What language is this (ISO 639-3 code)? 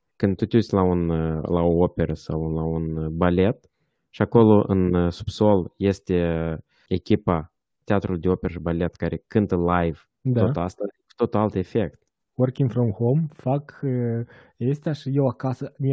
ron